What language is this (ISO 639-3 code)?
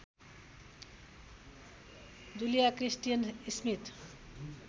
nep